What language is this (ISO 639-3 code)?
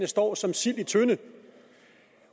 dan